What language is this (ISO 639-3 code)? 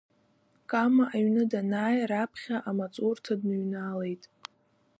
abk